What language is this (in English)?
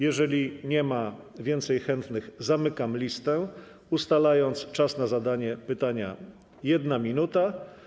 Polish